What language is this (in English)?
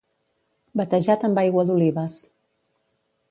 Catalan